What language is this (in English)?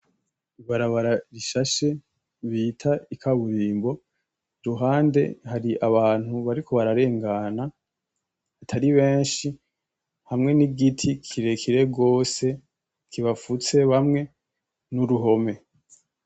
Rundi